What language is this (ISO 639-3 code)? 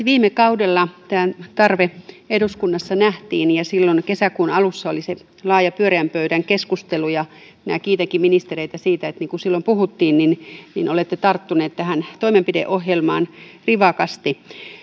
fin